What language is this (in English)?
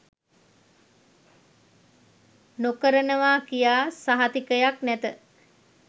Sinhala